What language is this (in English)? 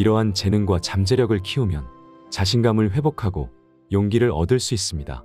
Korean